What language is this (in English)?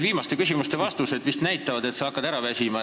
Estonian